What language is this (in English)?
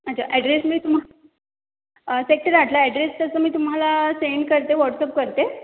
Marathi